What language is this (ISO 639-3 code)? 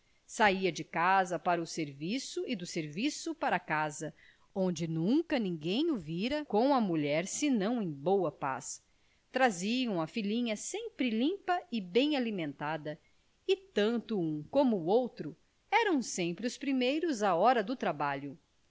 por